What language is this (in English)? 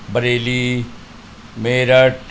Urdu